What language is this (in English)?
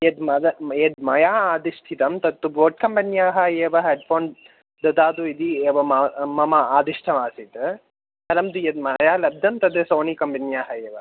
Sanskrit